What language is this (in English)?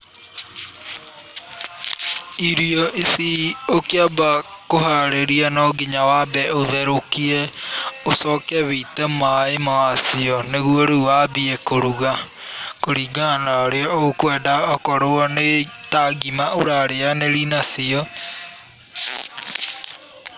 Kikuyu